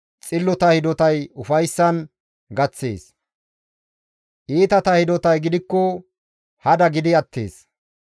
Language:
Gamo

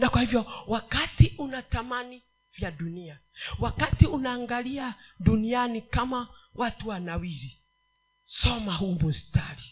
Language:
Swahili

